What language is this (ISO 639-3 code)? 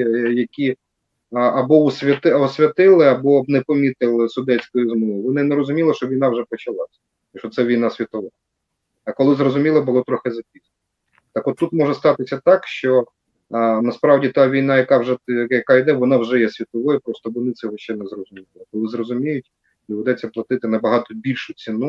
ukr